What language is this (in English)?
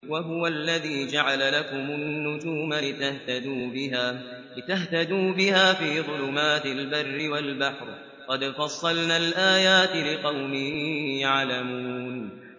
Arabic